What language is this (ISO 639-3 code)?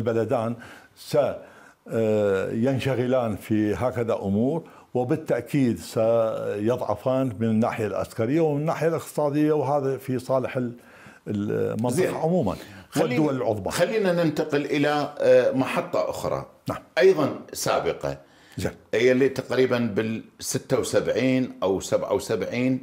ara